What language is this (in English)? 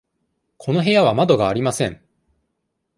Japanese